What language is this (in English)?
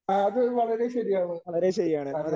Malayalam